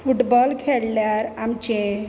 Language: Konkani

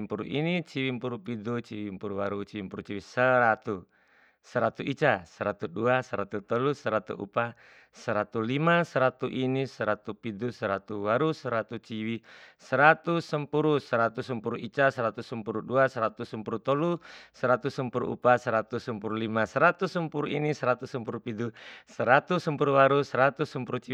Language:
Bima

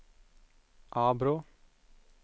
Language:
Swedish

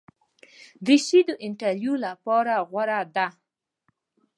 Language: Pashto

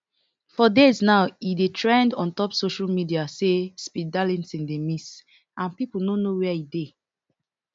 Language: Nigerian Pidgin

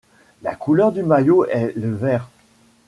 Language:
French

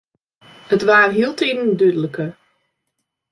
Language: Western Frisian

